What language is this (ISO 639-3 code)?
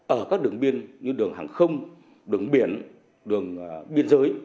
vie